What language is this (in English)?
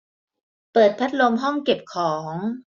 Thai